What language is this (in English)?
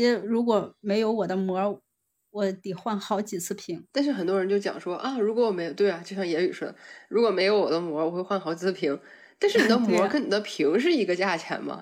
Chinese